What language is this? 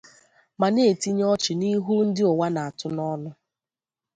Igbo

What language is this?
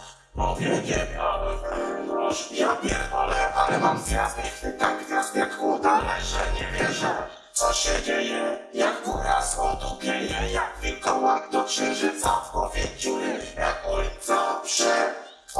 Polish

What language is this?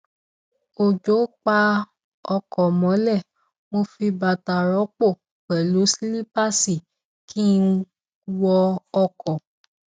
Yoruba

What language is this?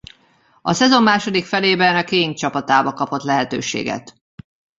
Hungarian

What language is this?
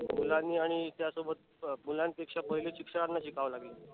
Marathi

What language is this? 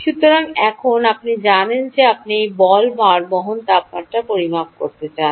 Bangla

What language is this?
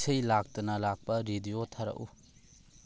Manipuri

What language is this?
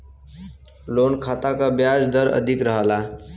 Bhojpuri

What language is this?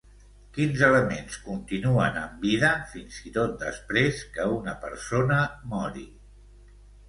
Catalan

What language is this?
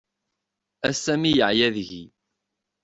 Kabyle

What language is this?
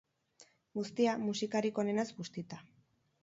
Basque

